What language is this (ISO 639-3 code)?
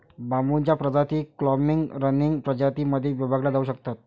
mar